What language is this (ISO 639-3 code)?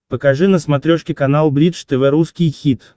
rus